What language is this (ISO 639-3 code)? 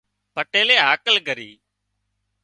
kxp